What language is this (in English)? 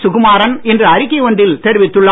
Tamil